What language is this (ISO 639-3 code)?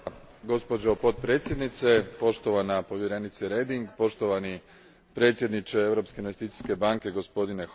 hrv